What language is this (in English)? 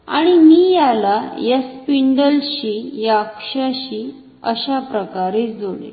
Marathi